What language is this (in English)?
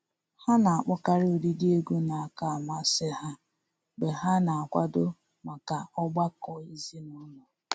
Igbo